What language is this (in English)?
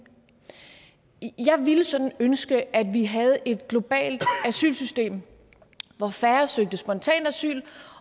Danish